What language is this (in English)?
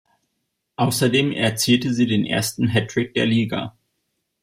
German